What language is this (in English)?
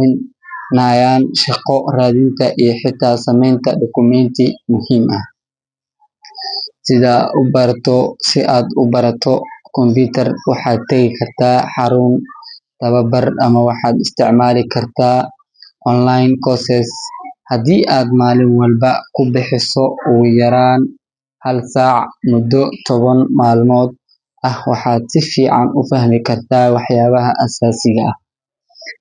Somali